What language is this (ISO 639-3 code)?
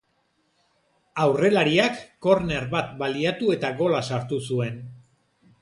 eus